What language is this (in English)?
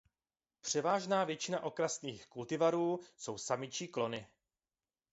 Czech